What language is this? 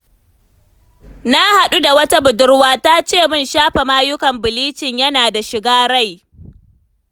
Hausa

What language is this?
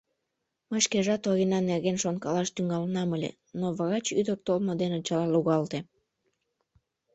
Mari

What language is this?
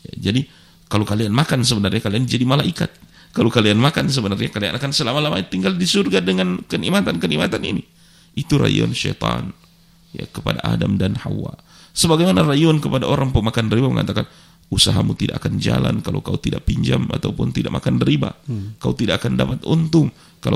Indonesian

